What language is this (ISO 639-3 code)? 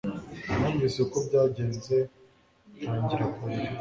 kin